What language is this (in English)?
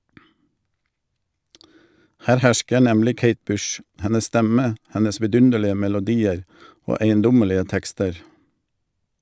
Norwegian